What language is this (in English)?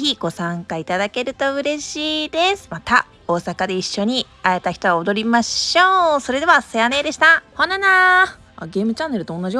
Japanese